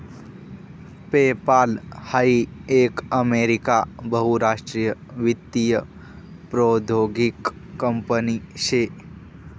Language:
Marathi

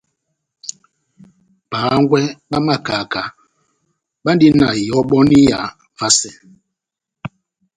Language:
Batanga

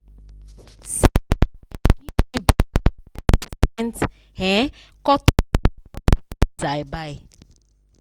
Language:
Nigerian Pidgin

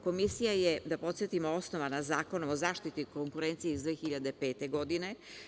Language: Serbian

